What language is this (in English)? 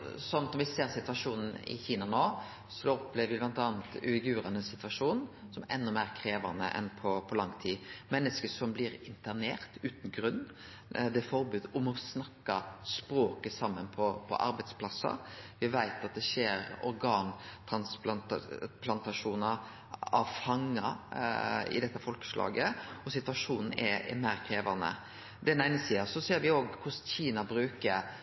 Norwegian Nynorsk